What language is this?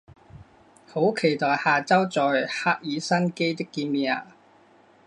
Chinese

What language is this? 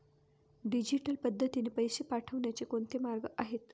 Marathi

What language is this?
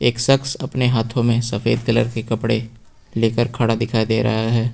Hindi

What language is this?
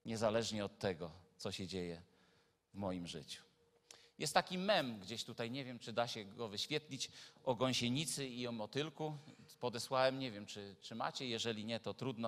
Polish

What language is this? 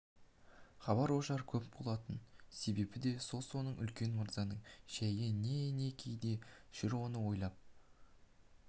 Kazakh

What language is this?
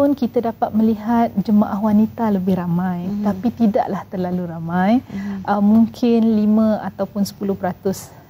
Malay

